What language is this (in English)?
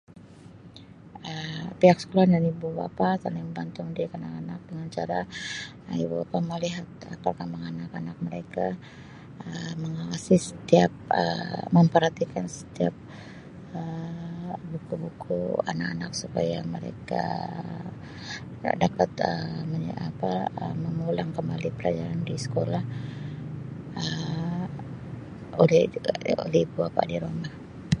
Sabah Malay